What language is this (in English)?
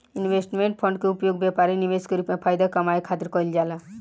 Bhojpuri